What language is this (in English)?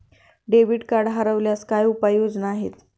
Marathi